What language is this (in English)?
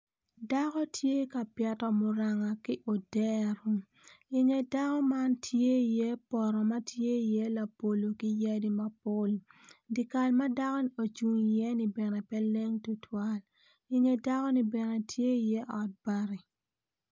Acoli